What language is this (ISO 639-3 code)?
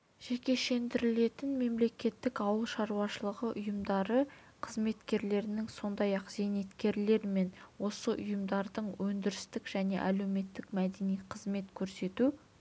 kaz